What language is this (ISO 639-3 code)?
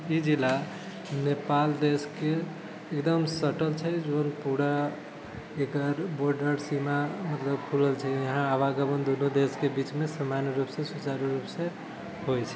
mai